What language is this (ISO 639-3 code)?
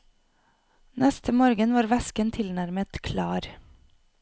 nor